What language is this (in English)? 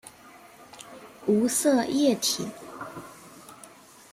Chinese